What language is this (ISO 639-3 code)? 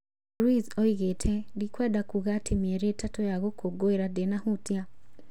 kik